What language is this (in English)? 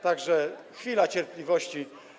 Polish